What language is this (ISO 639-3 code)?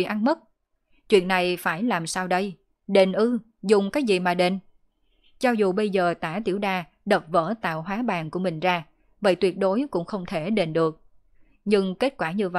vie